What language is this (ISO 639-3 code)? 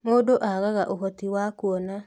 kik